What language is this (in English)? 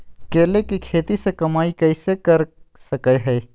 Magahi